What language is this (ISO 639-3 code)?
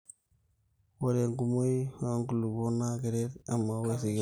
mas